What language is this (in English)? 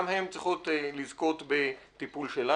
Hebrew